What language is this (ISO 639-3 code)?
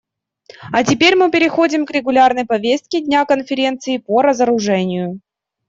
rus